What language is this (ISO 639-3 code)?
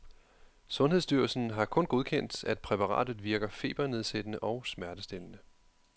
dan